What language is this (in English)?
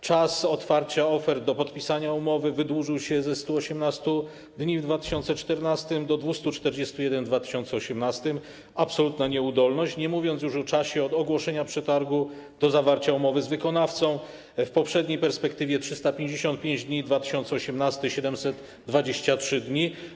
Polish